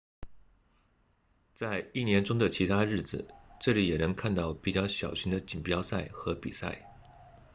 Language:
Chinese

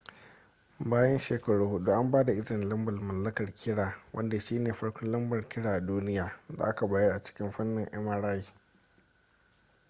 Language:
Hausa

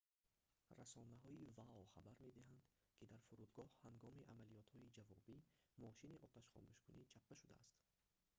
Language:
Tajik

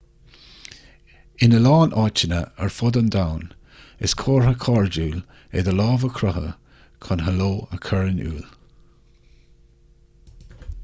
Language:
Irish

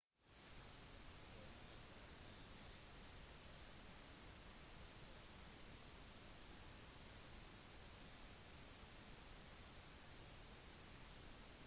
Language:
Norwegian Bokmål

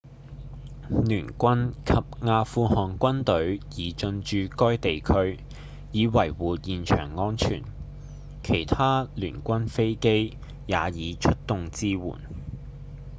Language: Cantonese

